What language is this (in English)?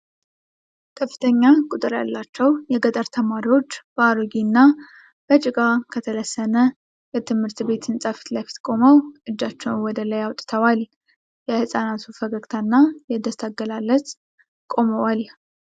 Amharic